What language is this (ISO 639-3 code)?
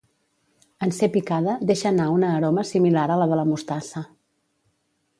cat